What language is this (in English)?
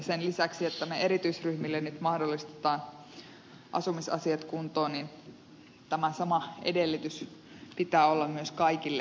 Finnish